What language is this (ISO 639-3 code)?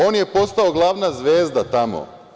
srp